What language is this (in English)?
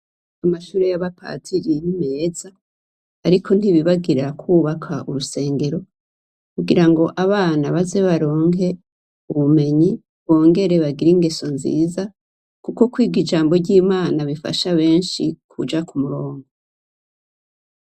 Rundi